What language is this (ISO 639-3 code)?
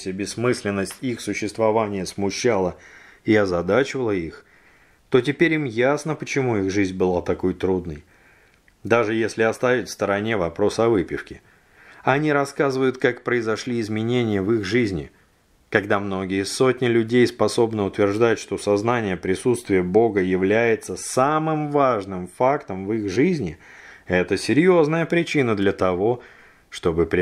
rus